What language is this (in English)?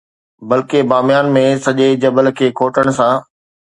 Sindhi